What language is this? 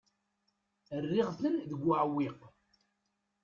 Kabyle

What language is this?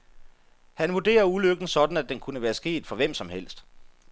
Danish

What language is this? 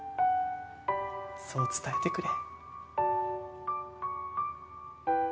Japanese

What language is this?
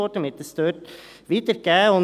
Swiss German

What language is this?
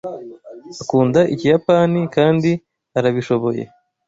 Kinyarwanda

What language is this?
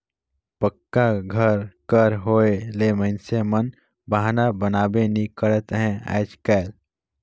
Chhattisgarhi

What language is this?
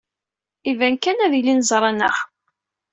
Kabyle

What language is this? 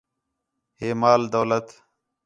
Khetrani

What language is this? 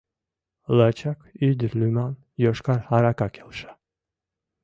Mari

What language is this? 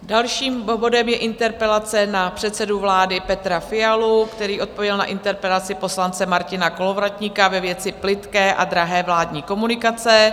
Czech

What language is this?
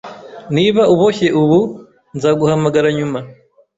Kinyarwanda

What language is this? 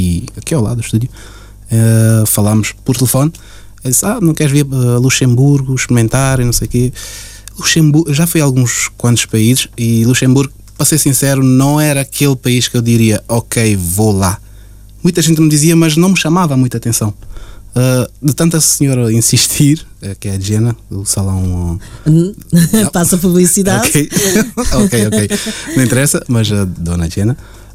Portuguese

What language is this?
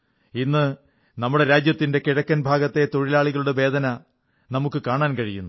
Malayalam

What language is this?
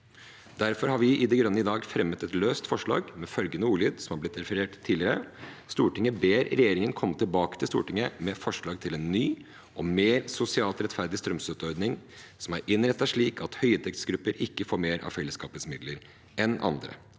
Norwegian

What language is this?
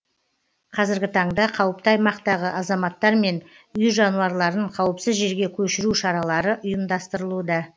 Kazakh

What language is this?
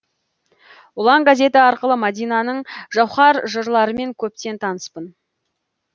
Kazakh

